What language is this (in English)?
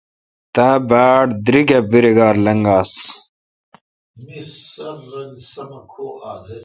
Kalkoti